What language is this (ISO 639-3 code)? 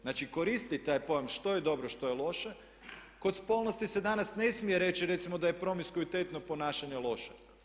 hrv